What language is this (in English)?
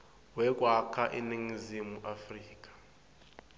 Swati